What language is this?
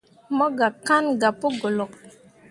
Mundang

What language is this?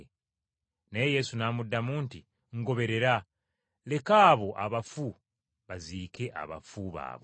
Ganda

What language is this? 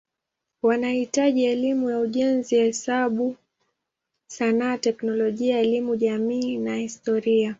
Swahili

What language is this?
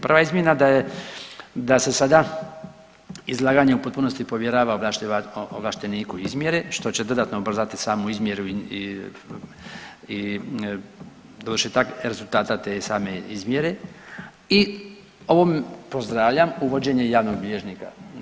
Croatian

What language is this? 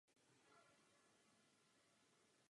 Czech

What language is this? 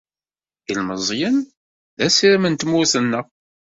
Kabyle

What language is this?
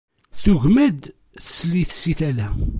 Kabyle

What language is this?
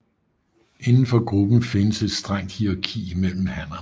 Danish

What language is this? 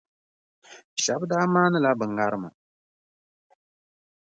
Dagbani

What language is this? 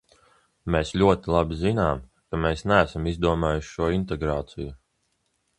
Latvian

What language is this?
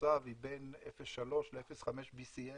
Hebrew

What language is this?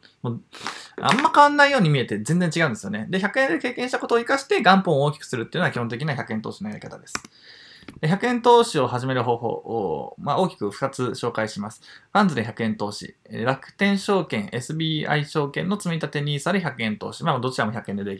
Japanese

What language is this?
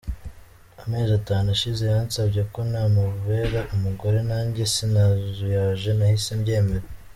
Kinyarwanda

